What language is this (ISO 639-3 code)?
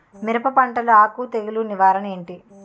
tel